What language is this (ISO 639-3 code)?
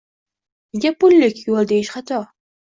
uzb